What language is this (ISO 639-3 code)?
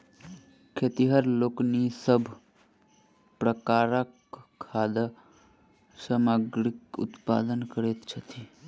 mai